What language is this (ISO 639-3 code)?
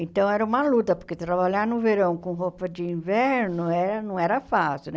por